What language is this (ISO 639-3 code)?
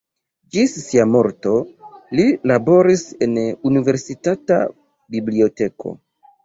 epo